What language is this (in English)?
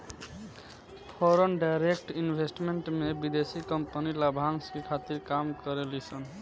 Bhojpuri